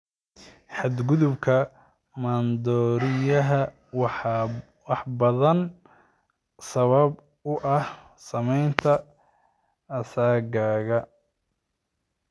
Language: Somali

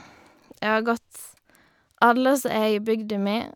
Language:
Norwegian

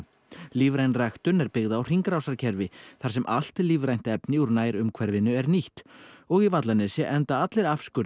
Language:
Icelandic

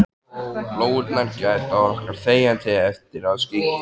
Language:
Icelandic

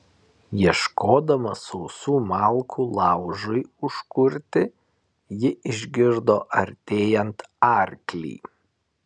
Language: Lithuanian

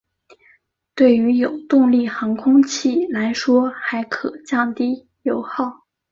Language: Chinese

